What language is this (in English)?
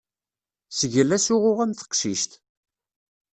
Kabyle